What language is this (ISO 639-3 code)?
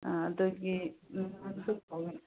mni